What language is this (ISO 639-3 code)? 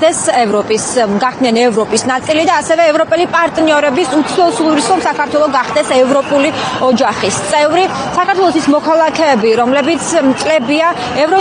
ron